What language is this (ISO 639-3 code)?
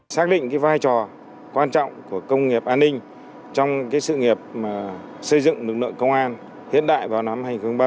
vie